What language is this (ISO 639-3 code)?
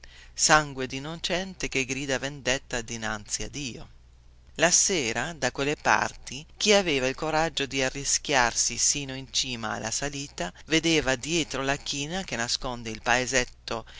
ita